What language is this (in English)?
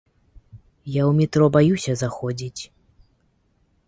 Belarusian